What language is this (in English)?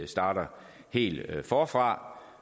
Danish